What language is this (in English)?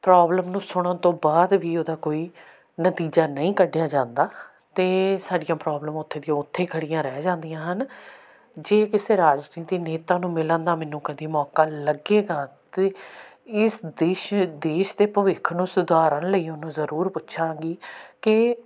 Punjabi